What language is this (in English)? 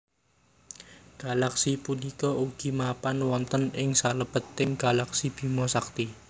Javanese